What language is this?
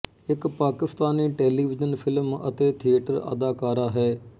Punjabi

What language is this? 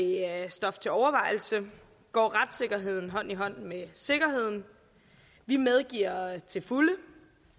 Danish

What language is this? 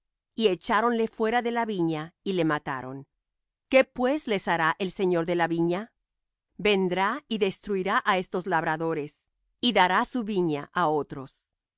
Spanish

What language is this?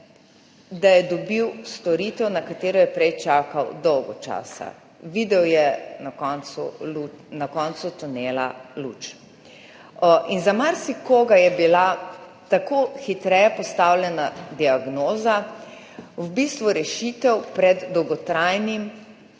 Slovenian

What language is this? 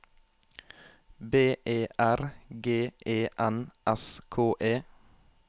Norwegian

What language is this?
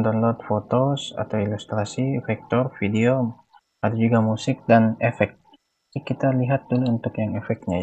Indonesian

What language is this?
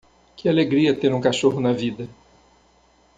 Portuguese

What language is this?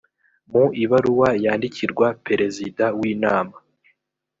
Kinyarwanda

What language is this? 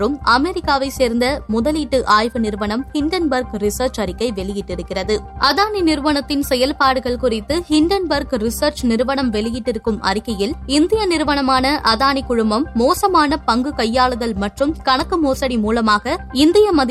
Tamil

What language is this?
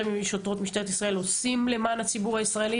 Hebrew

